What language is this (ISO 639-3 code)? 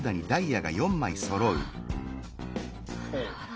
jpn